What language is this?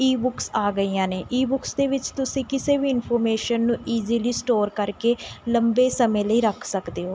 Punjabi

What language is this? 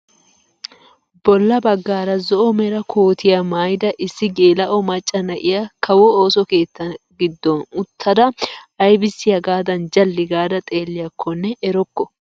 Wolaytta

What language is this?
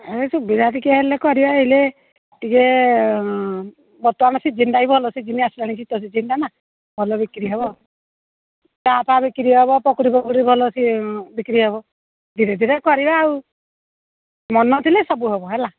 Odia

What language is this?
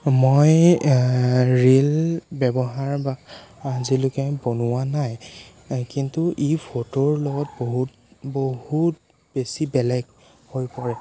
Assamese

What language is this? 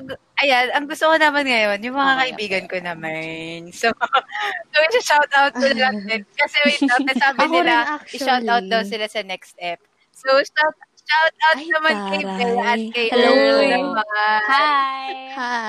Filipino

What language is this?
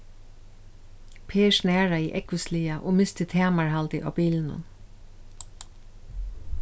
Faroese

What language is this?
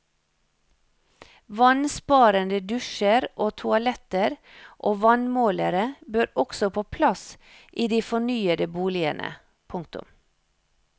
Norwegian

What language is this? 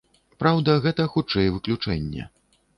Belarusian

